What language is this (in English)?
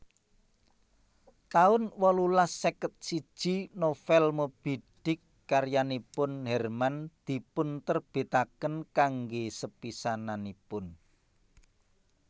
Javanese